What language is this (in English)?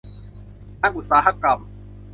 Thai